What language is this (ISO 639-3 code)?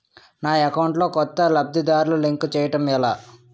tel